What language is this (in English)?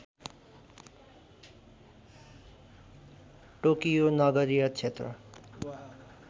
Nepali